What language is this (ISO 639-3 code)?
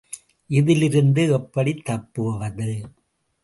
tam